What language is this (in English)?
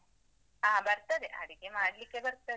Kannada